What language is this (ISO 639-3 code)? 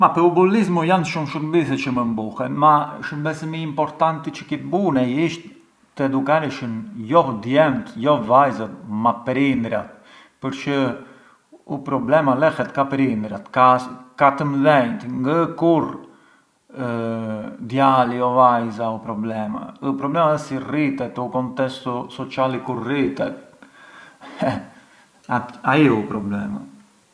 aae